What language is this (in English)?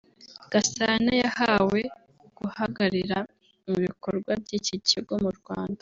Kinyarwanda